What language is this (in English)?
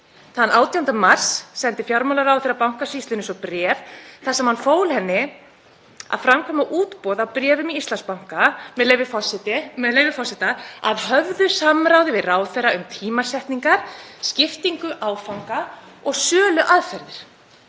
Icelandic